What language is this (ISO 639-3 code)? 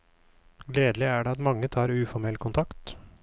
nor